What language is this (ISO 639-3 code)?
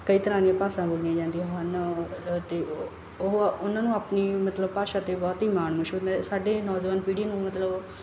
pan